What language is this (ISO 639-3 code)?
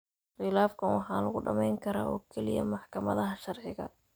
som